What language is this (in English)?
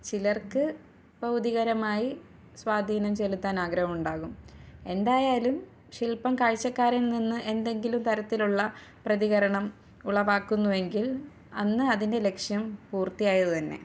Malayalam